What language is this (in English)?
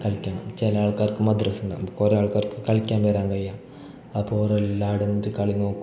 Malayalam